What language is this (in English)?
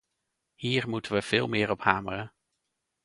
Dutch